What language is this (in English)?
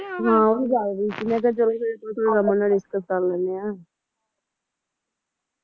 Punjabi